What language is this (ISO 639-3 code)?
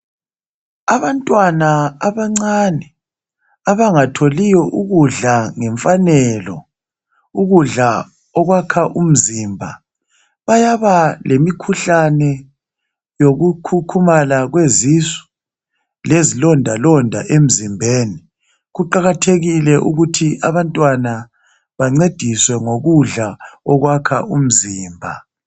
nde